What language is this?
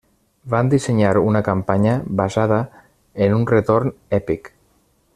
Catalan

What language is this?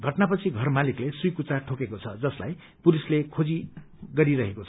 Nepali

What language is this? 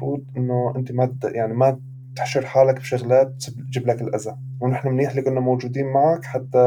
Arabic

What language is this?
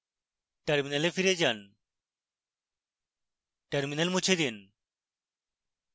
Bangla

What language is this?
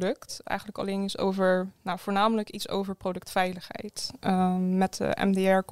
Dutch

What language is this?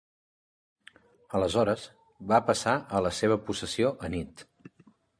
Catalan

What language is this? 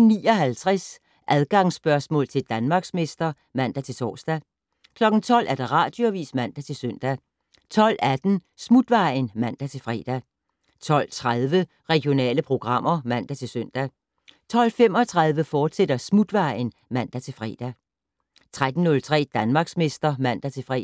Danish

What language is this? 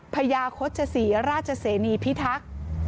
Thai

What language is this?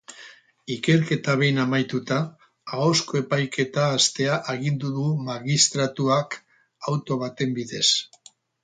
Basque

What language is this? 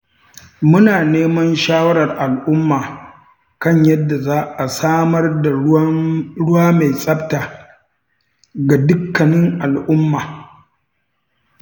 Hausa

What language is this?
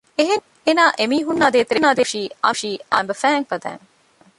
Divehi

